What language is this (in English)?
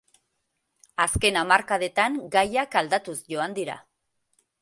Basque